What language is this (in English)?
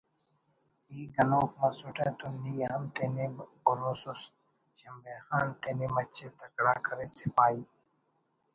Brahui